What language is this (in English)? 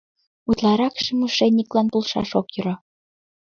Mari